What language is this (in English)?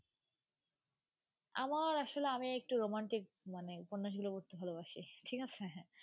Bangla